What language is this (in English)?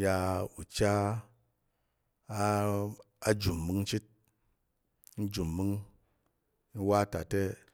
Tarok